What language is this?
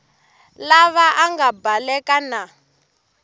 Tsonga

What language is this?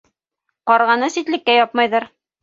Bashkir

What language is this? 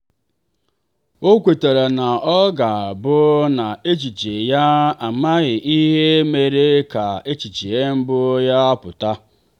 Igbo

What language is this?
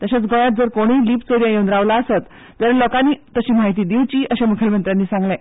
Konkani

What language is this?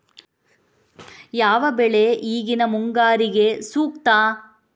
Kannada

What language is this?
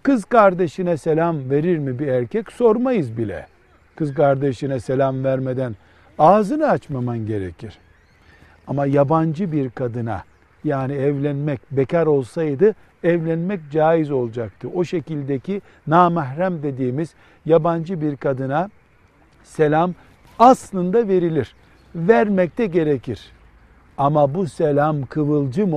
Turkish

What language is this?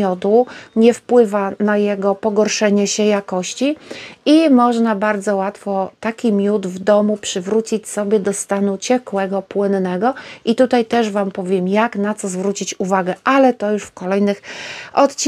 Polish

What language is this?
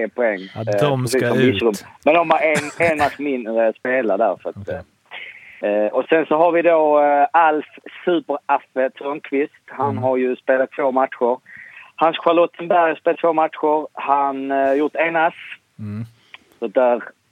Swedish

